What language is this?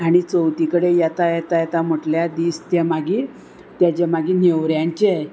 Konkani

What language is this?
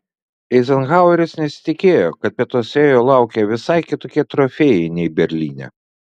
Lithuanian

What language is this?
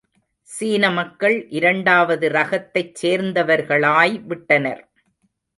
Tamil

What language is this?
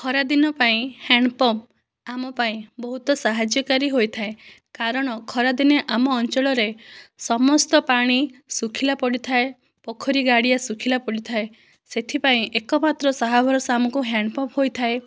Odia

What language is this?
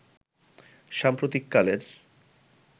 Bangla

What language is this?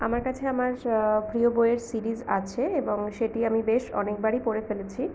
Bangla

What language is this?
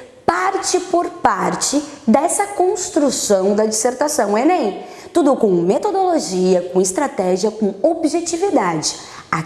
Portuguese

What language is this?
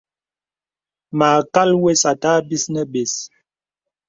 Bebele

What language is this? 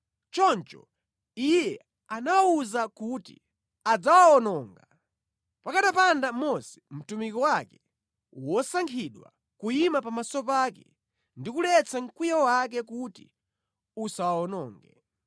Nyanja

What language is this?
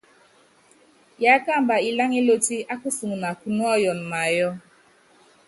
Yangben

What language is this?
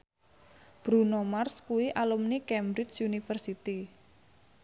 Javanese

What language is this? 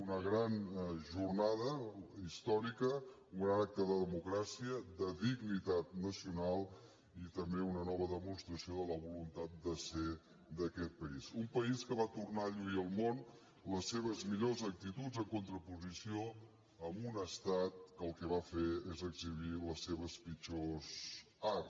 Catalan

